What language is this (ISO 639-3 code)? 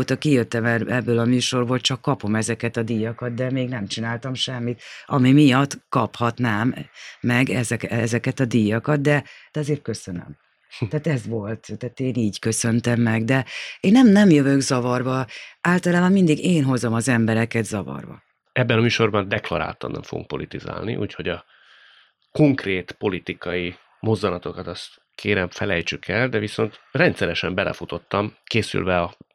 hun